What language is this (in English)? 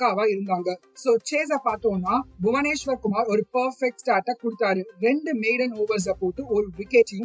Tamil